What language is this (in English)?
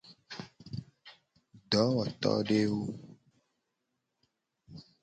Gen